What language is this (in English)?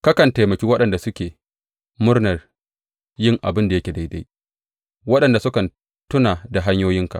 Hausa